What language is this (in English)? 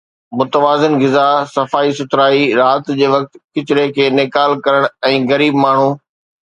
Sindhi